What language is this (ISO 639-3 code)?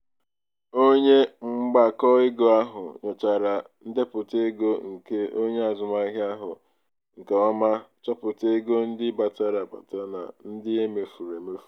ibo